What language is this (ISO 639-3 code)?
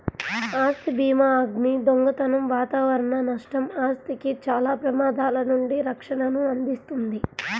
tel